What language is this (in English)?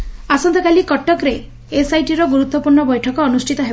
Odia